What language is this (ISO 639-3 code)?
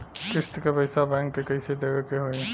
bho